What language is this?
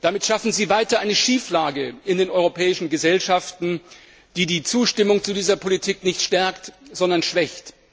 German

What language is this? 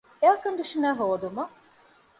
Divehi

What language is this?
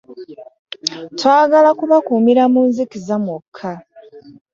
Ganda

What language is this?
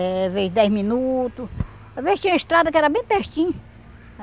Portuguese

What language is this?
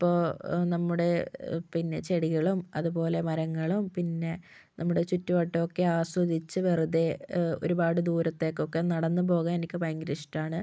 Malayalam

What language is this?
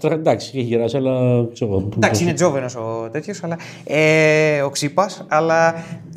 Greek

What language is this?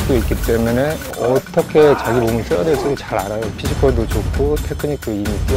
Korean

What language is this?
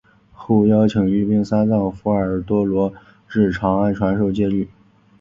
Chinese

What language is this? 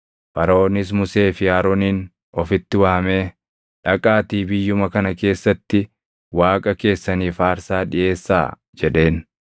Oromo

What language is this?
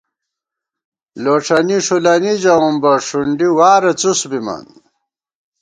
Gawar-Bati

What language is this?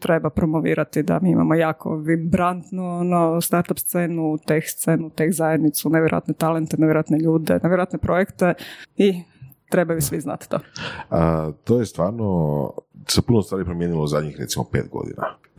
Croatian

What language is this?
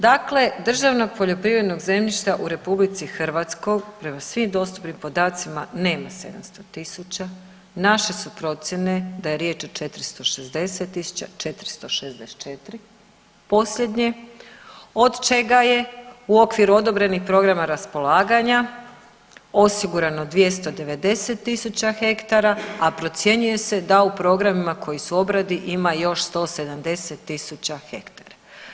Croatian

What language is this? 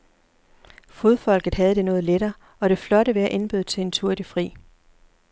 Danish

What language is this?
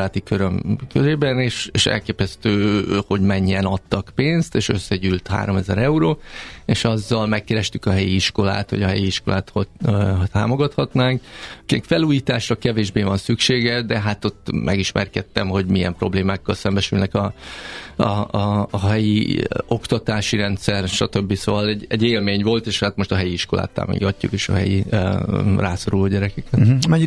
Hungarian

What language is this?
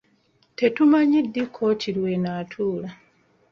Ganda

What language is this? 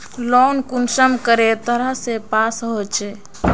Magahi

